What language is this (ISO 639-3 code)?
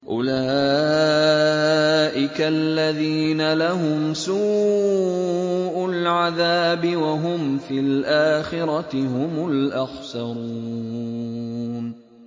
ara